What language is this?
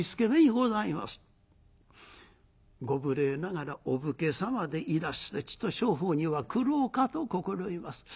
Japanese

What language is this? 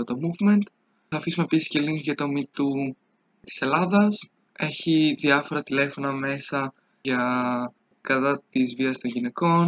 Greek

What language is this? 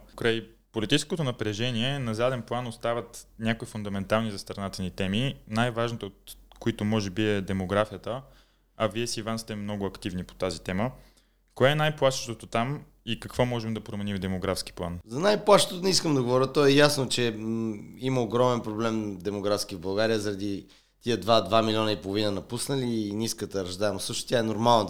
Bulgarian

